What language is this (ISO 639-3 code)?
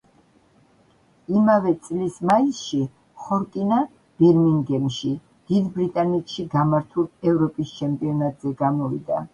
kat